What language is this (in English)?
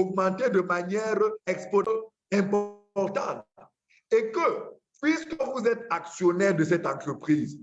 French